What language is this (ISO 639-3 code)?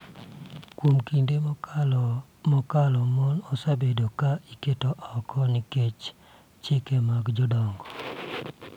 luo